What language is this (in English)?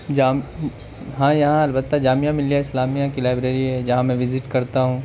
Urdu